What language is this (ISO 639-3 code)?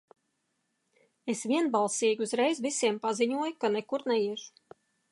lav